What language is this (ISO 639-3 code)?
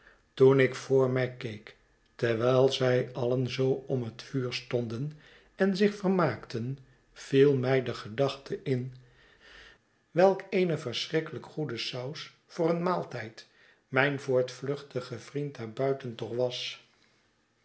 nld